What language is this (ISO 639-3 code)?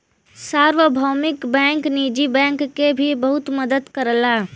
bho